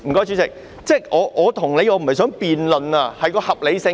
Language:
Cantonese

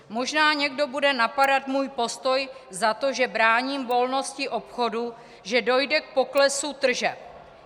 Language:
Czech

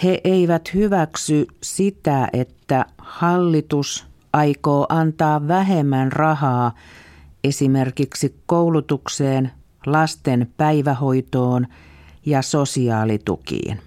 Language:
Finnish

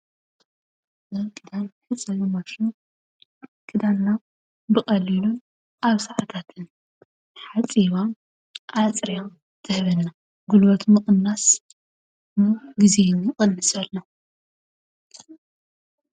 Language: Tigrinya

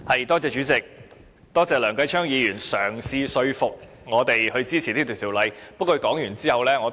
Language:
Cantonese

